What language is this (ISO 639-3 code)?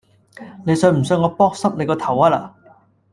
yue